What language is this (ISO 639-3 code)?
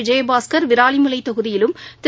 tam